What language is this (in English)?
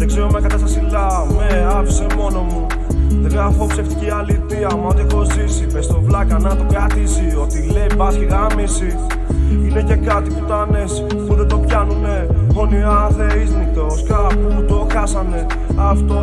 Greek